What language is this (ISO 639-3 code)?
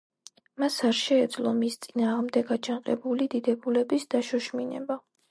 kat